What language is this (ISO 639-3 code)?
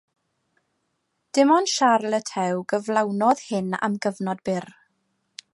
cym